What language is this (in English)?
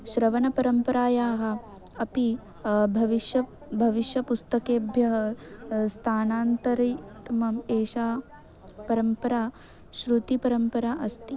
Sanskrit